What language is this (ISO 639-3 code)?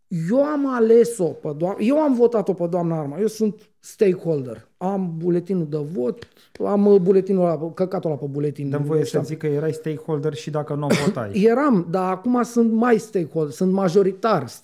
ron